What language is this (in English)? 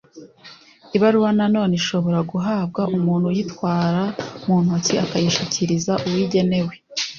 Kinyarwanda